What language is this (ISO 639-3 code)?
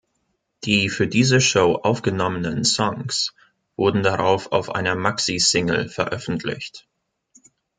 deu